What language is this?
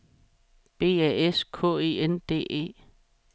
Danish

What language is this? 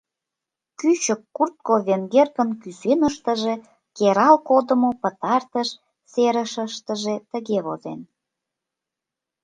Mari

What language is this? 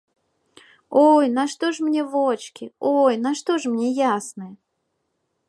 Belarusian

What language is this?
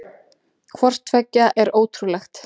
Icelandic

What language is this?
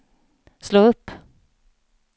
Swedish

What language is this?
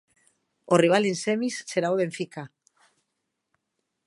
Galician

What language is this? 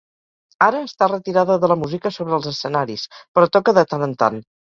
Catalan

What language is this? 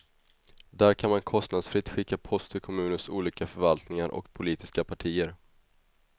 Swedish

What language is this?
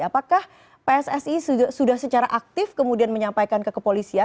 Indonesian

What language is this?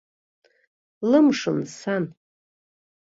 Abkhazian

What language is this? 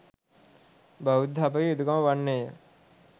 Sinhala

